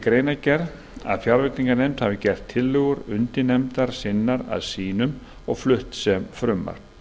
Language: Icelandic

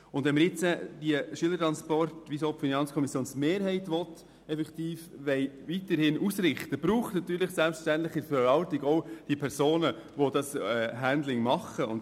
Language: Swiss German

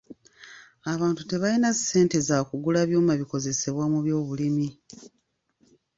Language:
Ganda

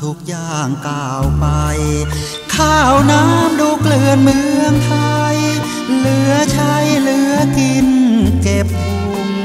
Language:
Thai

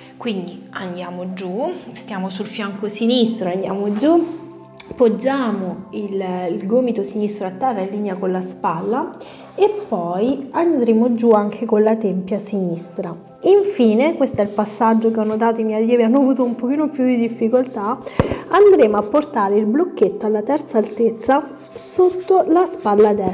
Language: Italian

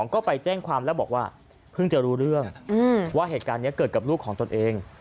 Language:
Thai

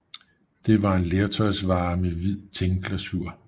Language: Danish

